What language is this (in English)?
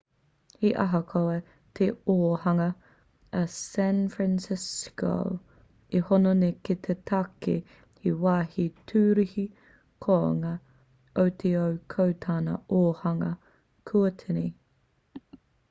Māori